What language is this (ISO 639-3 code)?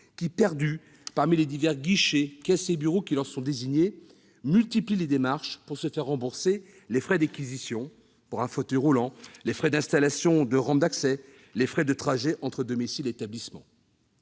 fra